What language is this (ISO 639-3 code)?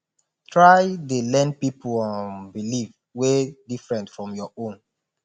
pcm